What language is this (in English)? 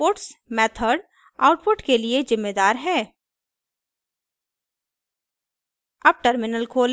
Hindi